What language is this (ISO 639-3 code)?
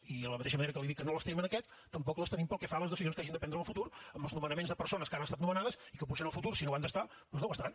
cat